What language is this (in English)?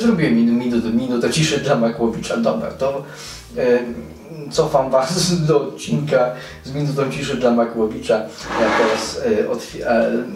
Polish